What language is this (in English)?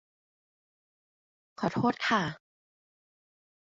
Thai